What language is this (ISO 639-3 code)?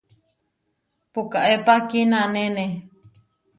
var